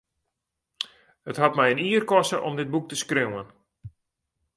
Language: Western Frisian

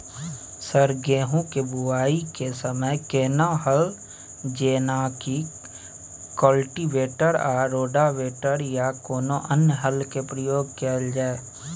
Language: Maithili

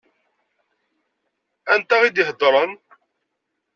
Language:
Kabyle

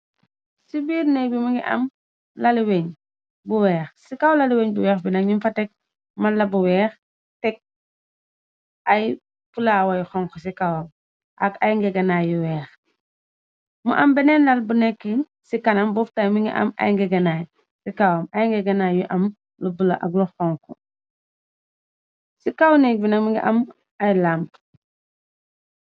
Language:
Wolof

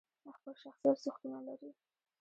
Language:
Pashto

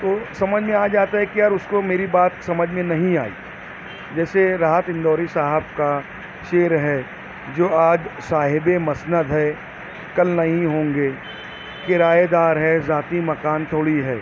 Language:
Urdu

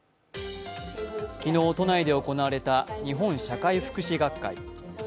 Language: Japanese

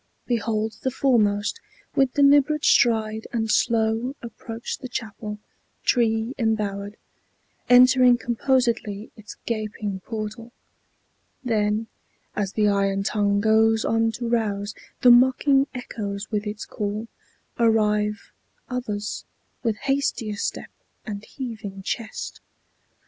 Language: English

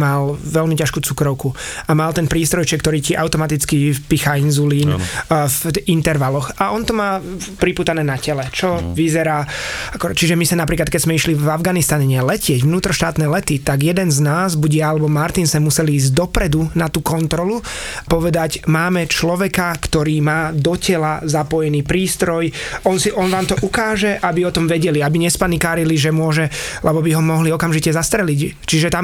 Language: Slovak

